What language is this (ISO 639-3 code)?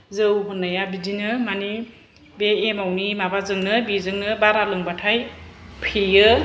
brx